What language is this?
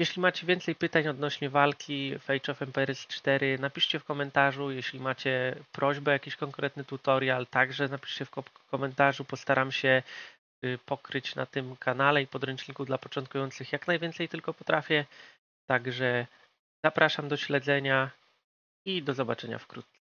Polish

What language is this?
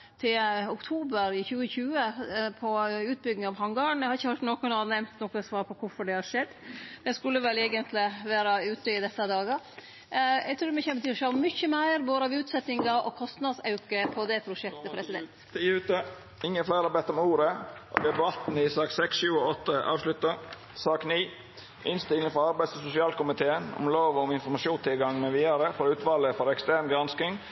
Norwegian Nynorsk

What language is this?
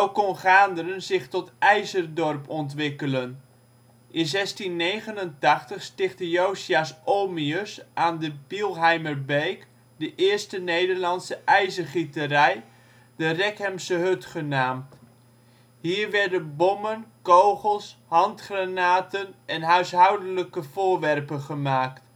Dutch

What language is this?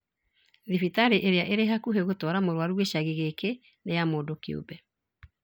Kikuyu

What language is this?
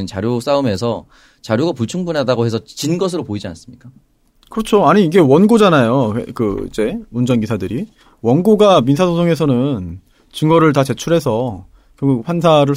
Korean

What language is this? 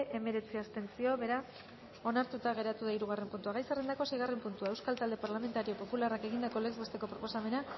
Basque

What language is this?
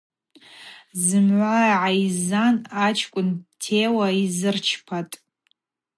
Abaza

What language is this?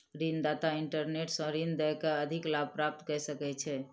Maithili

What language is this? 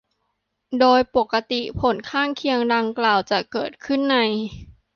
Thai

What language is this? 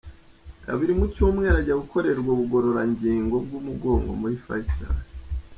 Kinyarwanda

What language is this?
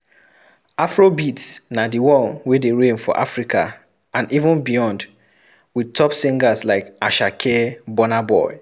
Nigerian Pidgin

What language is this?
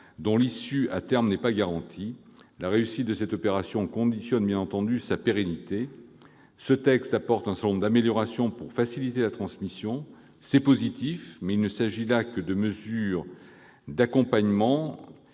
French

